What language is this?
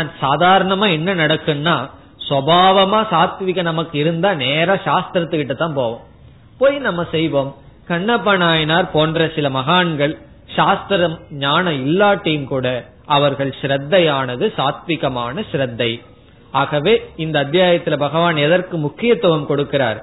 Tamil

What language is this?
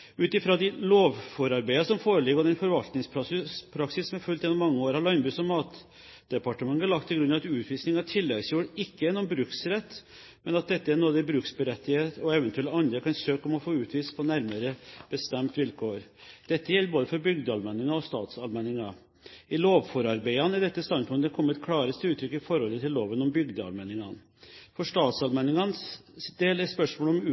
Norwegian Bokmål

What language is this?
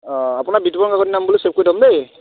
Assamese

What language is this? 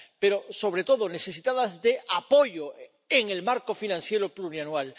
Spanish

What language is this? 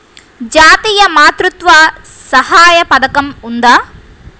Telugu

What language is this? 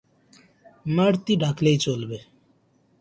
Bangla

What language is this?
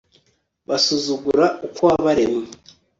Kinyarwanda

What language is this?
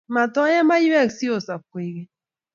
Kalenjin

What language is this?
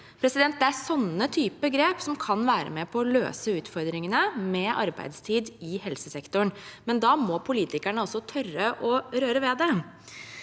Norwegian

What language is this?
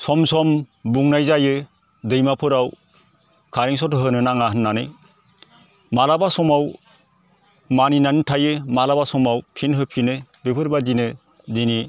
Bodo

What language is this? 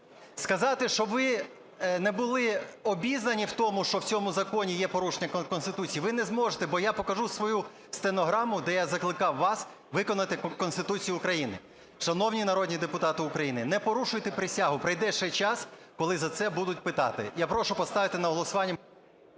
Ukrainian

